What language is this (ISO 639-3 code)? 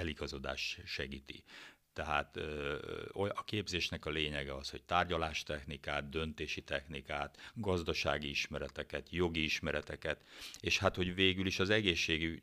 hun